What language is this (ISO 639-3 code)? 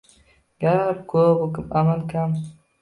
uzb